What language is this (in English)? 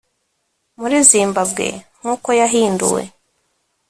Kinyarwanda